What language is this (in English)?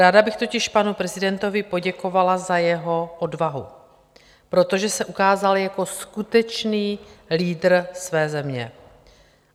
Czech